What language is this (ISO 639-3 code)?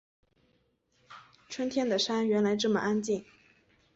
zho